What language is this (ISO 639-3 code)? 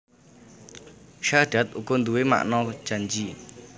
jav